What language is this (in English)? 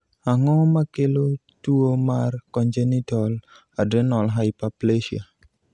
Luo (Kenya and Tanzania)